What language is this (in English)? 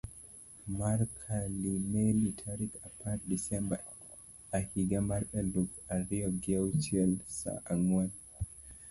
Luo (Kenya and Tanzania)